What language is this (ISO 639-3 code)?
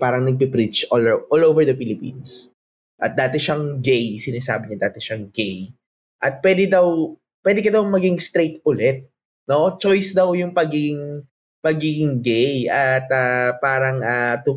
fil